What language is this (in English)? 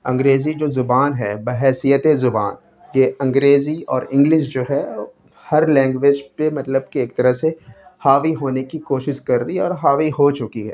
Urdu